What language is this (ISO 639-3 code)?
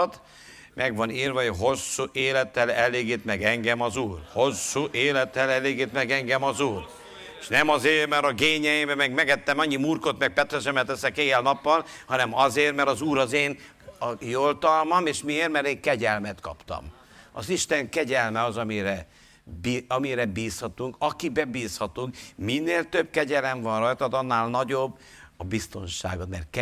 hun